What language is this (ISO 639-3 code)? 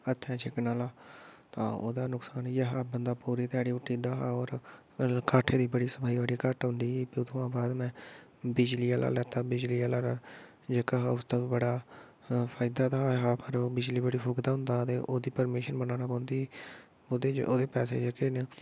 doi